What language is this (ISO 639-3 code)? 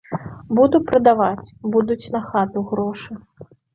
bel